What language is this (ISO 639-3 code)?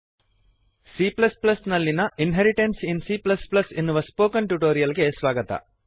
kan